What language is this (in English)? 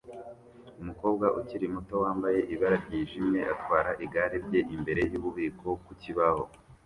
Kinyarwanda